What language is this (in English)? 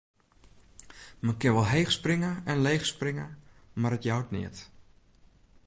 Western Frisian